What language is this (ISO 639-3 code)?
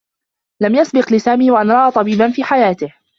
ara